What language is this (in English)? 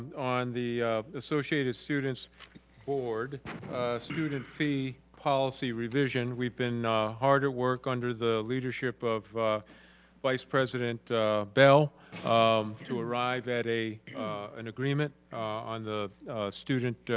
English